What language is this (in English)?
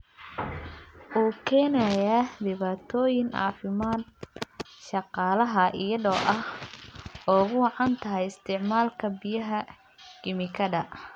Somali